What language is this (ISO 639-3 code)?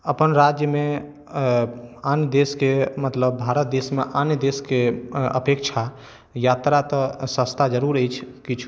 mai